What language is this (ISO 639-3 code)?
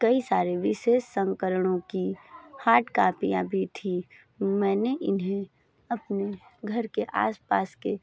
hin